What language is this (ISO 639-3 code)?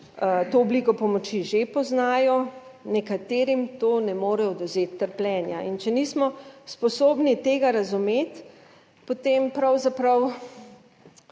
slv